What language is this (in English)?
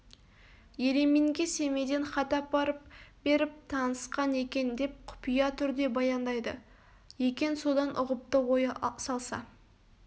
Kazakh